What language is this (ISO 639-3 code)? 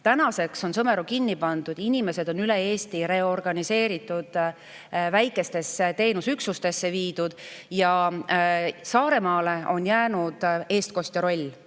est